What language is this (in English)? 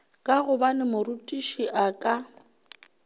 Northern Sotho